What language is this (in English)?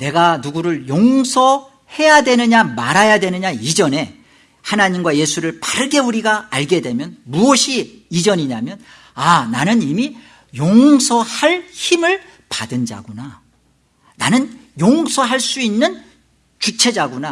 Korean